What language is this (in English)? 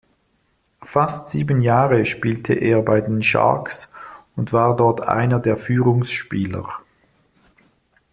German